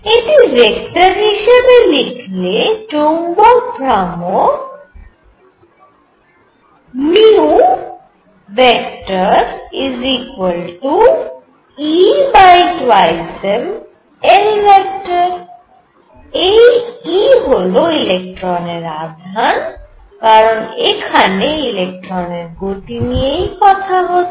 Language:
Bangla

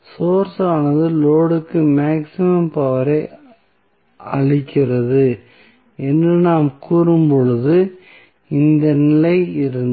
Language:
Tamil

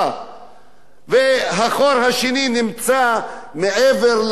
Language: Hebrew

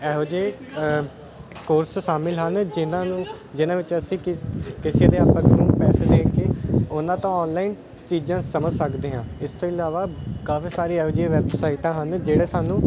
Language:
Punjabi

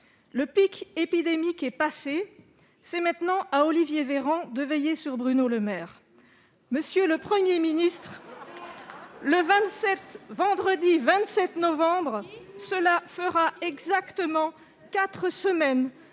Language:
French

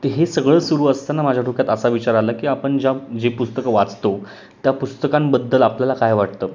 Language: Marathi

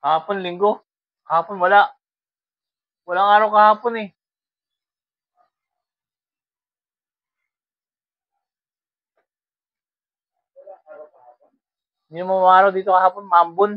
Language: Filipino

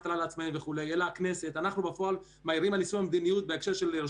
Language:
Hebrew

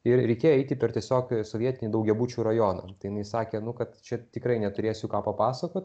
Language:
Lithuanian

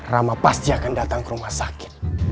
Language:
Indonesian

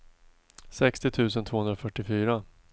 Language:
Swedish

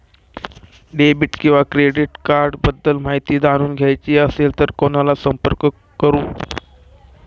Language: Marathi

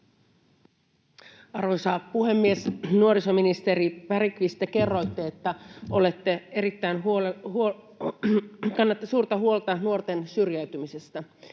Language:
Finnish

